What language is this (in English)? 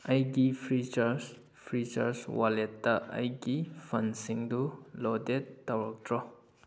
Manipuri